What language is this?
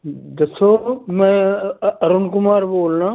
Punjabi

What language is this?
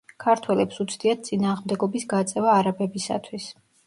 Georgian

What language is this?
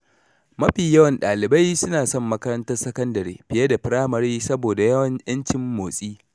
Hausa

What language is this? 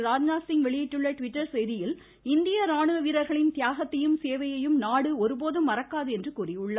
Tamil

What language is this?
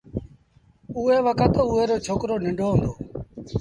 Sindhi Bhil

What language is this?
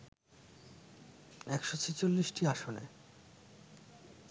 Bangla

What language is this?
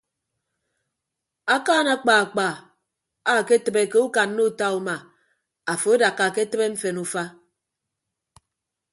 Ibibio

